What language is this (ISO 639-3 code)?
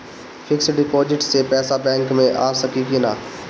bho